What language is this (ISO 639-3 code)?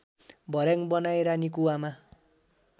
nep